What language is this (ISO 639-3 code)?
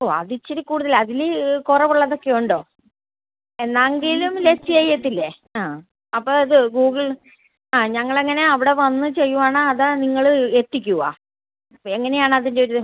mal